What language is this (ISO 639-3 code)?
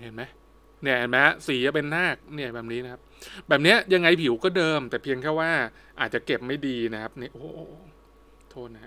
tha